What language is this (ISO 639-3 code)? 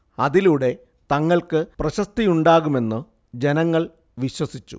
mal